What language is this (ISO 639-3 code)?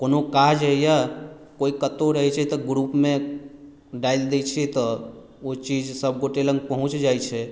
mai